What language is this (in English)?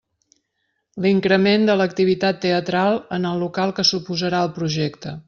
Catalan